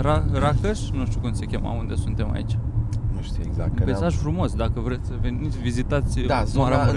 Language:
Romanian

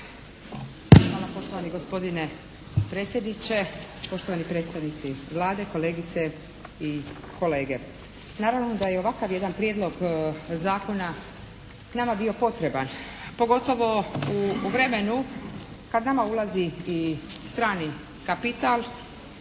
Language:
Croatian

